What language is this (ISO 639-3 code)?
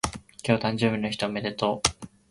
jpn